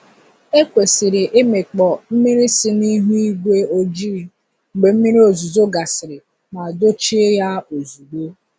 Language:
Igbo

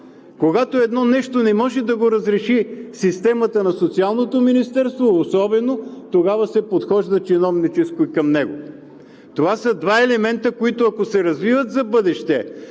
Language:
Bulgarian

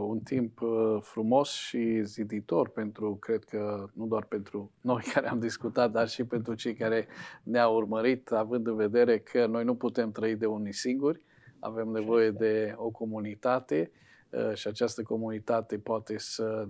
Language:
Romanian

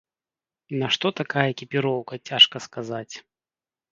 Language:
Belarusian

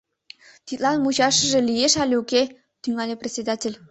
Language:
Mari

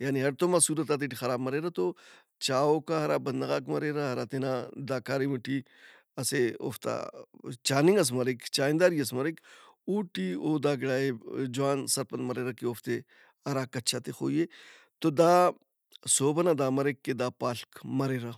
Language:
Brahui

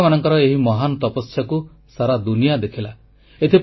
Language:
Odia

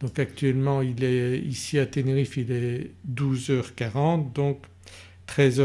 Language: French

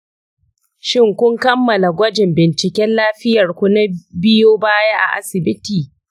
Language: Hausa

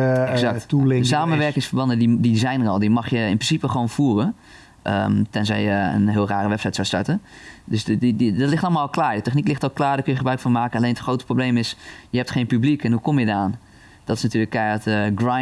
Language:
Dutch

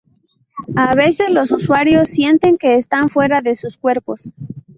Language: Spanish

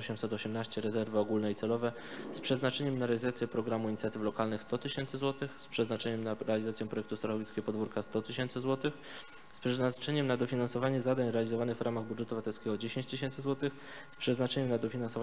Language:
Polish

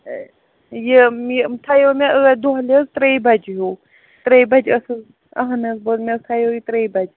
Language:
Kashmiri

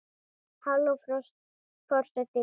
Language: Icelandic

